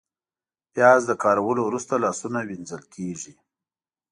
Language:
Pashto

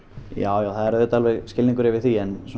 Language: Icelandic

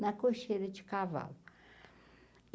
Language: Portuguese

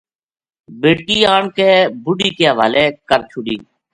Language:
Gujari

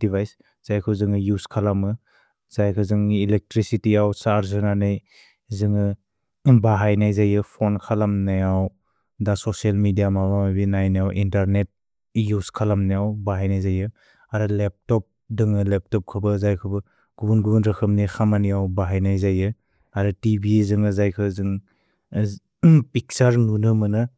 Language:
Bodo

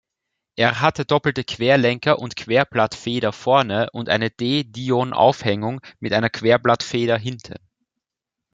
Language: German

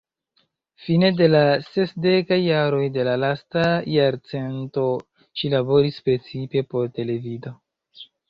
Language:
Esperanto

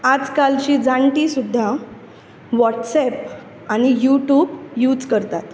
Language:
Konkani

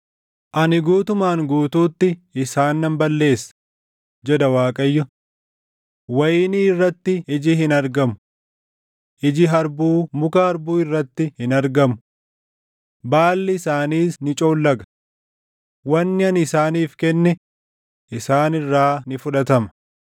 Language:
Oromo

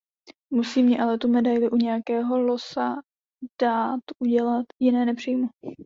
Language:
Czech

